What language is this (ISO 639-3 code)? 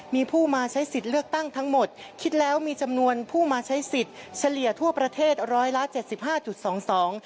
tha